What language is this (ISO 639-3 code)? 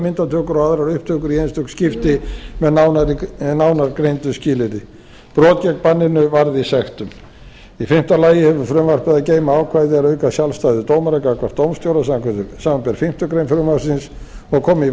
isl